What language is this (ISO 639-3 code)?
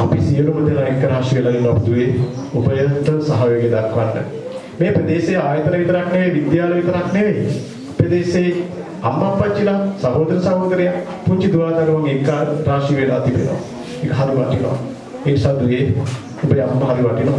ind